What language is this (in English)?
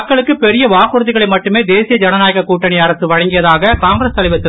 Tamil